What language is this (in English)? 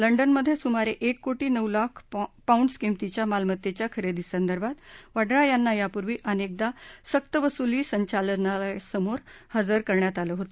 Marathi